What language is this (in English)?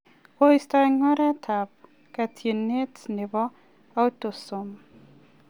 Kalenjin